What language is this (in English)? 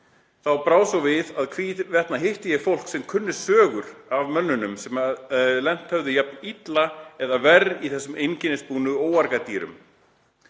Icelandic